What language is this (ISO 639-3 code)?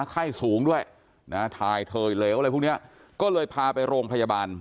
tha